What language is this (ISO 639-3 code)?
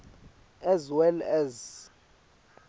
ssw